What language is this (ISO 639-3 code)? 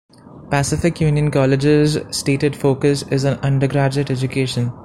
eng